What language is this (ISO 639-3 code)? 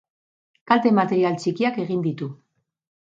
eus